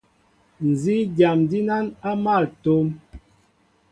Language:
Mbo (Cameroon)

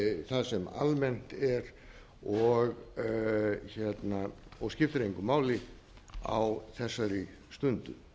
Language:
Icelandic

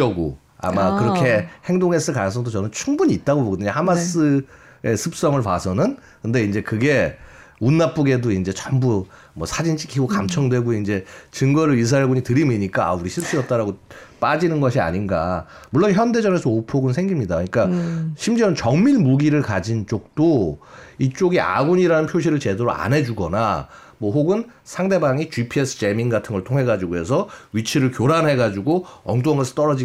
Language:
Korean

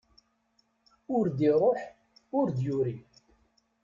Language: Kabyle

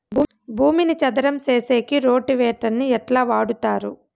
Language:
Telugu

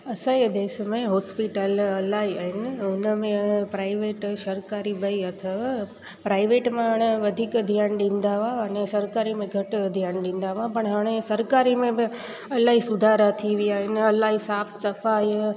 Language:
Sindhi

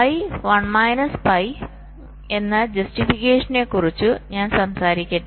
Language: Malayalam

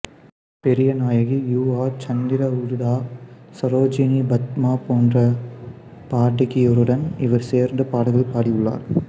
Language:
Tamil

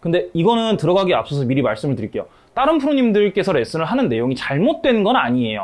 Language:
Korean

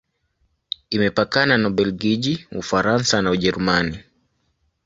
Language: Swahili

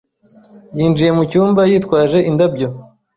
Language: Kinyarwanda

